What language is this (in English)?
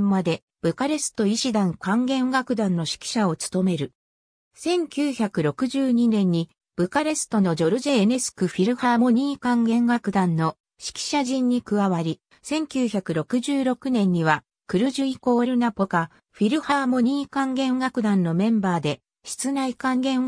Japanese